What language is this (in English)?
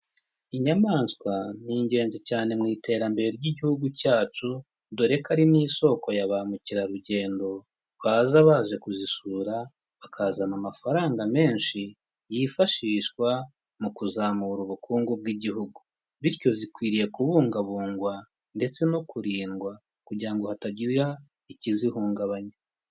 Kinyarwanda